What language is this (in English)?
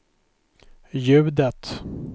Swedish